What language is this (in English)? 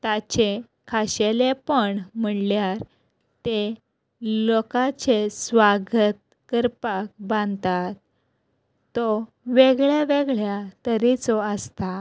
Konkani